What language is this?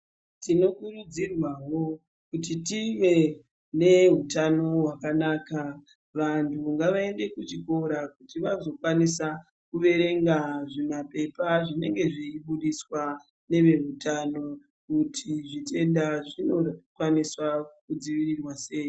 Ndau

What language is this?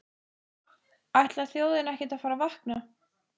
Icelandic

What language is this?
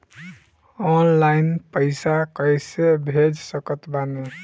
Bhojpuri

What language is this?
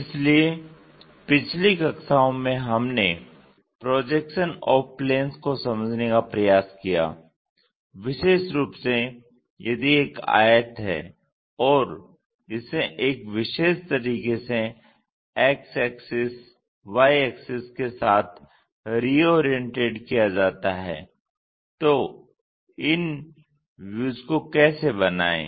Hindi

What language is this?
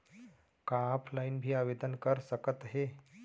Chhattisgarhi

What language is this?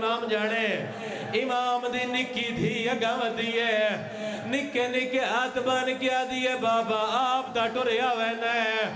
Punjabi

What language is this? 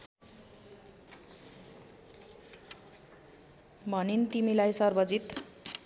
Nepali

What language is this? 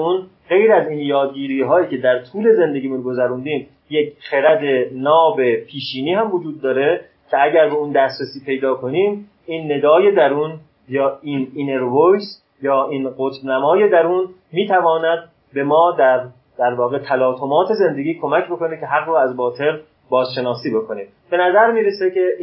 Persian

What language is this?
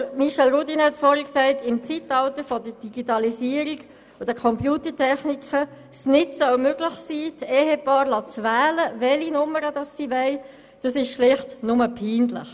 Swiss German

